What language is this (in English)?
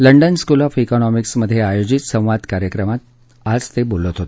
Marathi